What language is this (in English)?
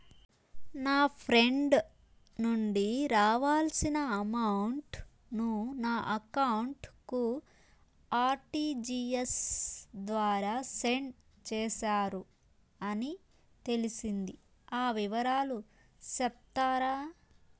Telugu